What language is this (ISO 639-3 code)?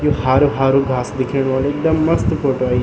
gbm